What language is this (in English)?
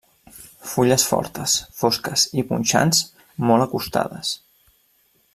Catalan